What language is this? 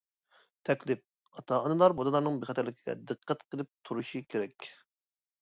Uyghur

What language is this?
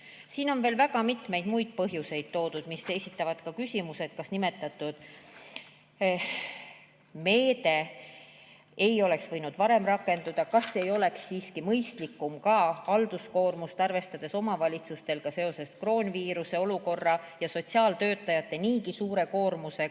Estonian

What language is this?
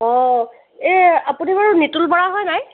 Assamese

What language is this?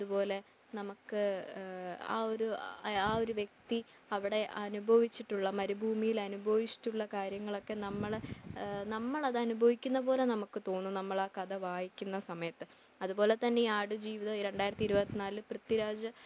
Malayalam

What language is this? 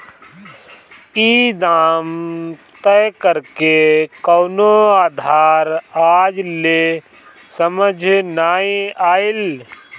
Bhojpuri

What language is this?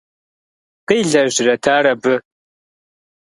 Kabardian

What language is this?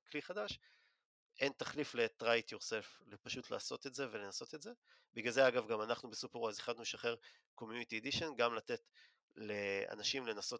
Hebrew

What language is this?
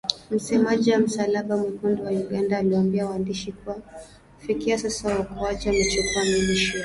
Swahili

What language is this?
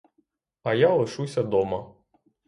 Ukrainian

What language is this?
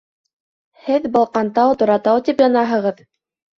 Bashkir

